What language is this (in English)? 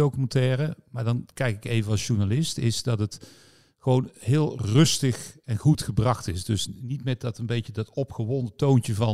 Dutch